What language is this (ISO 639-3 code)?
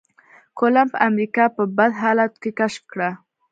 pus